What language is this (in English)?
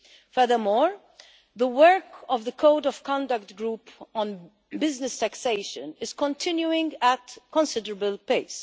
English